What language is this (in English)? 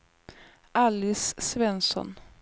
Swedish